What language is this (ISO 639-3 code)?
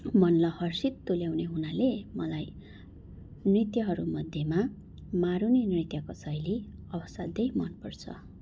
nep